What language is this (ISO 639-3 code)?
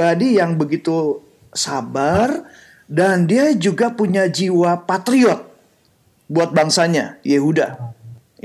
ind